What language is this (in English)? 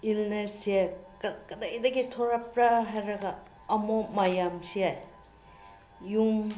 Manipuri